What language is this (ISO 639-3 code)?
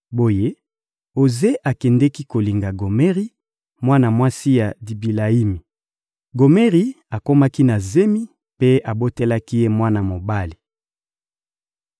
lin